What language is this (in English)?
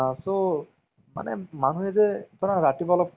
Assamese